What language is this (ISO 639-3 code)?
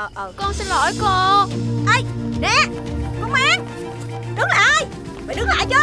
vie